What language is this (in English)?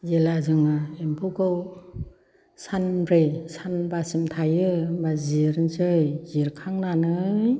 Bodo